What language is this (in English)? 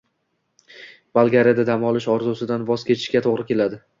Uzbek